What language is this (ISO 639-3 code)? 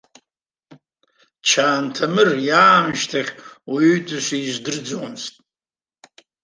abk